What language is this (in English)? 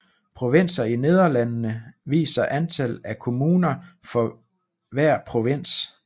Danish